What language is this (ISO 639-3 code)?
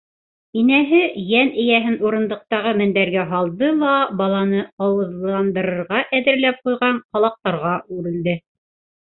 bak